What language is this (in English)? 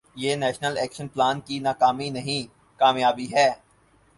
Urdu